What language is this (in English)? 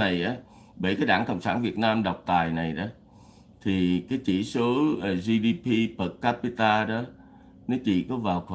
Vietnamese